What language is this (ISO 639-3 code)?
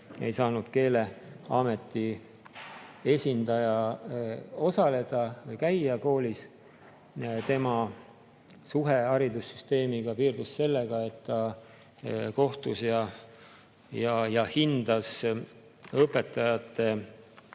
est